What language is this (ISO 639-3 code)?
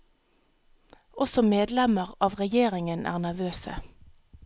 nor